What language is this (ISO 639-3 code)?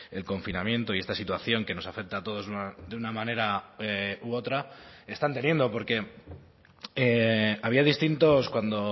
spa